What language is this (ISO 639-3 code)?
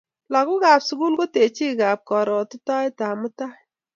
kln